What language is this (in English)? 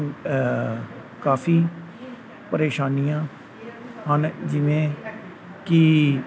Punjabi